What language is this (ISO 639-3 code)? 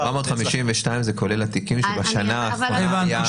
heb